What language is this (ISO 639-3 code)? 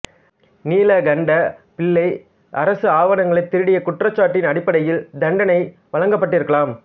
tam